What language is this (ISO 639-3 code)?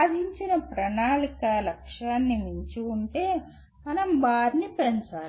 tel